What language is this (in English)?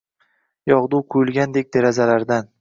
Uzbek